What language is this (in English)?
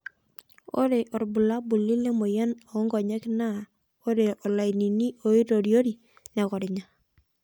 Masai